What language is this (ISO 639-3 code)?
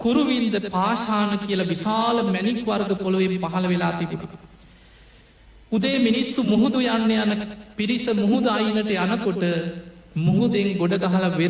ind